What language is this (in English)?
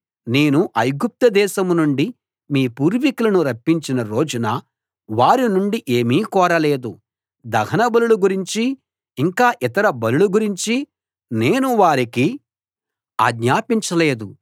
Telugu